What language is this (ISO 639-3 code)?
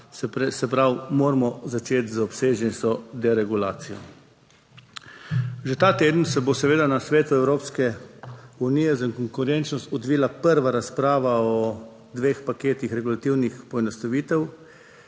slv